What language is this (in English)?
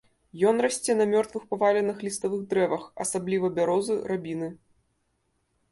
Belarusian